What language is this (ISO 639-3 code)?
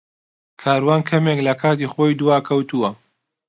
ckb